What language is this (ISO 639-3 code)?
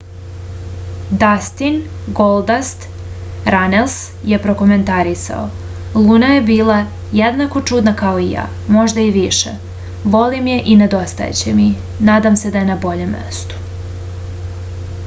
srp